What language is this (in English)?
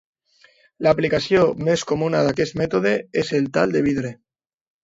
Catalan